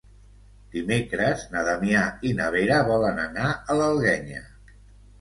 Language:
Catalan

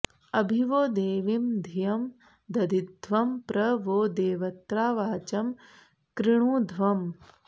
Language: Sanskrit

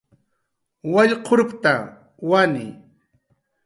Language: Jaqaru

